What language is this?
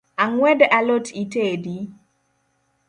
Luo (Kenya and Tanzania)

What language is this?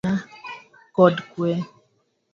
Luo (Kenya and Tanzania)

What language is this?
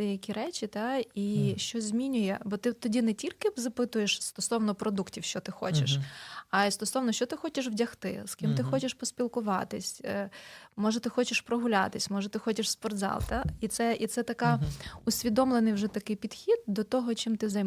Ukrainian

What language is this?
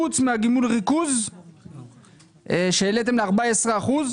Hebrew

